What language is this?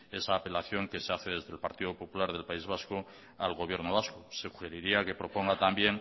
Spanish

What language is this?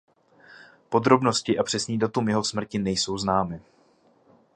Czech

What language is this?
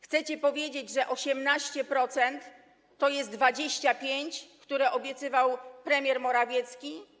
Polish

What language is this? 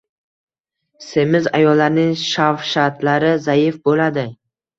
Uzbek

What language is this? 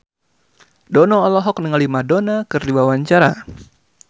Sundanese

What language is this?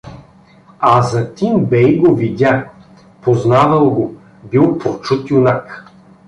Bulgarian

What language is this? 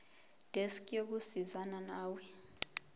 Zulu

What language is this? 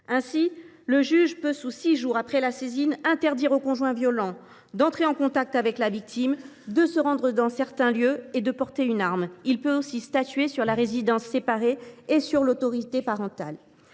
French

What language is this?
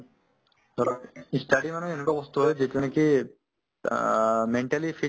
Assamese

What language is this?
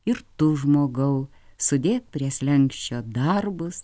Lithuanian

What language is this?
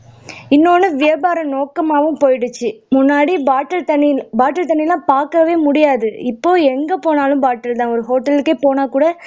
Tamil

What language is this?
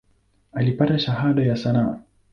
Swahili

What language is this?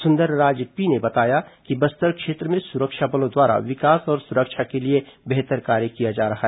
Hindi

